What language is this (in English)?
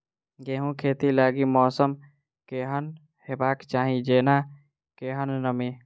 Maithili